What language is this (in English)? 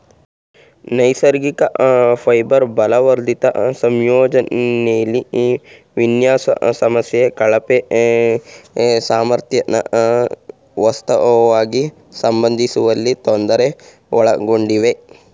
Kannada